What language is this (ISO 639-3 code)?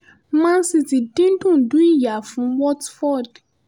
yor